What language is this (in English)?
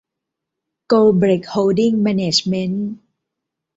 Thai